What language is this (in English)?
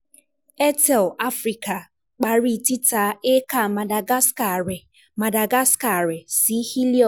Yoruba